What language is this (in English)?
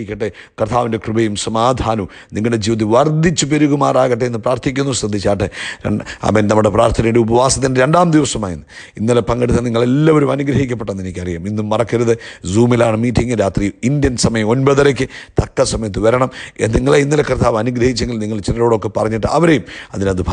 Dutch